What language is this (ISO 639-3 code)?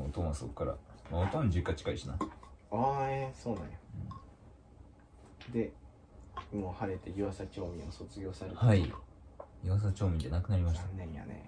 jpn